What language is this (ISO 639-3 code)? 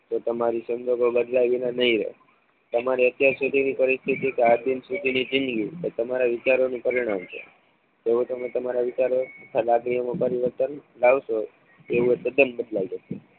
guj